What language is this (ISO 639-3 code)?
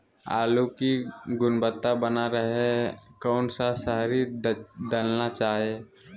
mag